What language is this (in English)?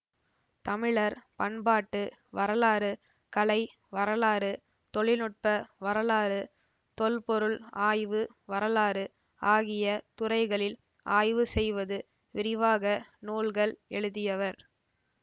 Tamil